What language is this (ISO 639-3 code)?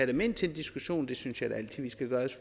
dan